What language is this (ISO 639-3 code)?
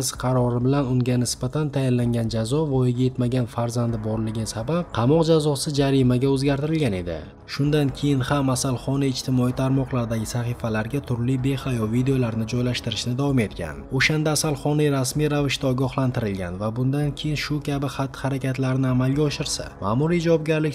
tur